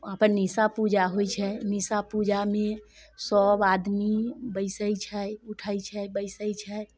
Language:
Maithili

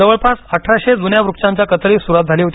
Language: Marathi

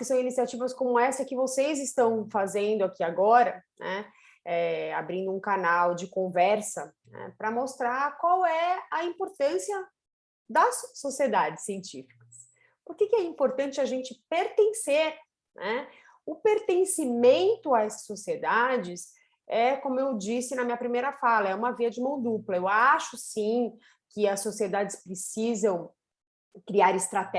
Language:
Portuguese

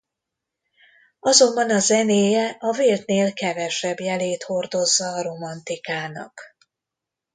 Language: Hungarian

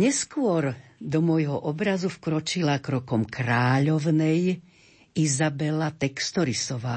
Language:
Slovak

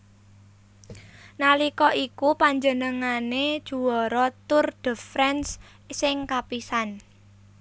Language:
Javanese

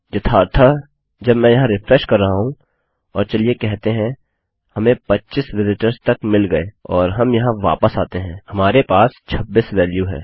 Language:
Hindi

